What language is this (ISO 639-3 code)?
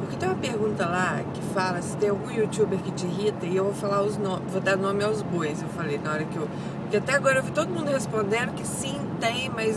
por